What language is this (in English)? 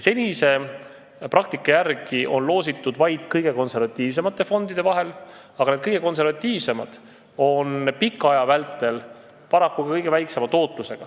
Estonian